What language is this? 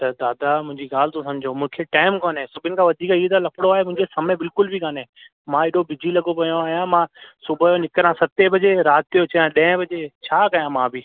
Sindhi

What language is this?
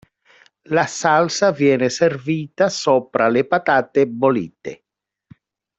Italian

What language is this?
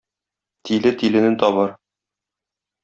Tatar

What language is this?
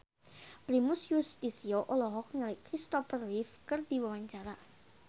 Sundanese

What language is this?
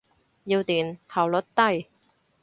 Cantonese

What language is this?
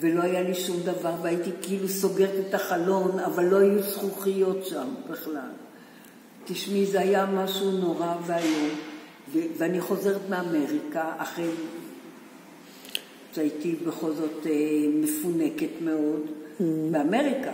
Hebrew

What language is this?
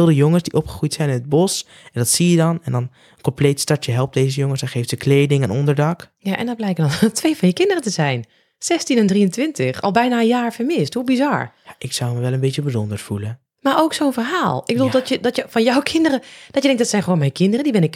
Dutch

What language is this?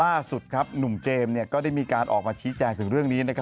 Thai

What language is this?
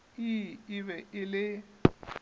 Northern Sotho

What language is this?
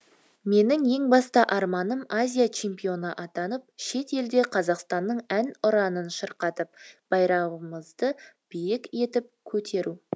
Kazakh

